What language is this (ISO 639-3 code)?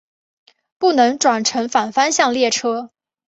zho